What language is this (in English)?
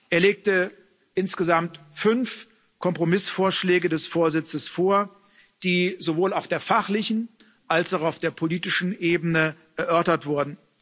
German